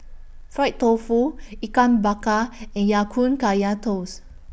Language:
English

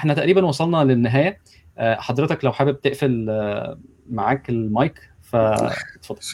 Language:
Arabic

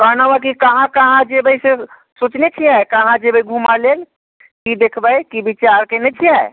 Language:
Maithili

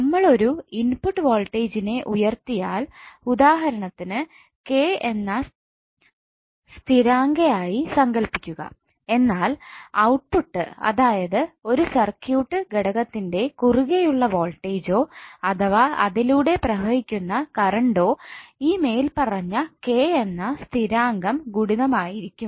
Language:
Malayalam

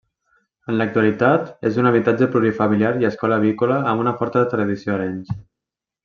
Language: Catalan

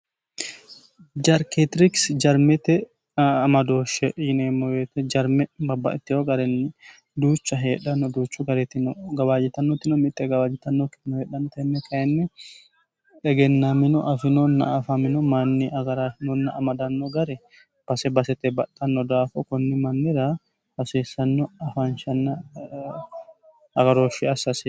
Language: Sidamo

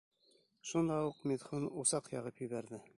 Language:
Bashkir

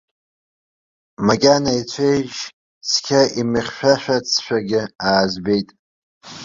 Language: Abkhazian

